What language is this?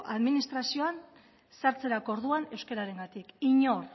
Basque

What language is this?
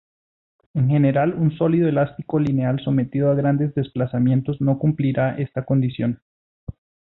Spanish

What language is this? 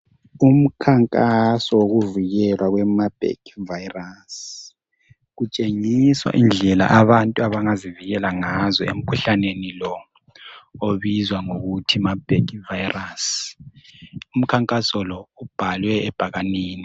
North Ndebele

